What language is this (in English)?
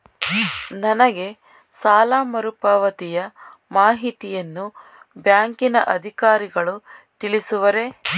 Kannada